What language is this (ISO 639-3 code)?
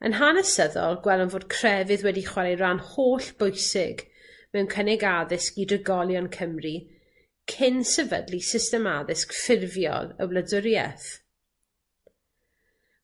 cym